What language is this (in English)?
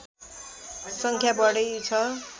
Nepali